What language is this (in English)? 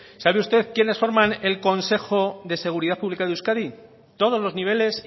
Spanish